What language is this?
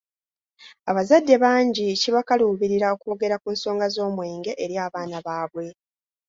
Ganda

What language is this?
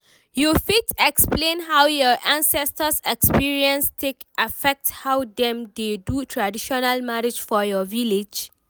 Nigerian Pidgin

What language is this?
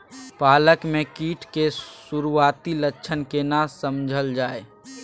Maithili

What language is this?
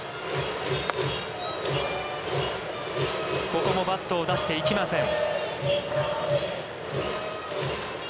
Japanese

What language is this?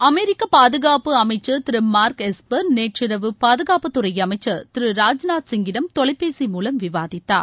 Tamil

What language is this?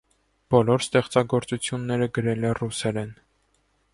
Armenian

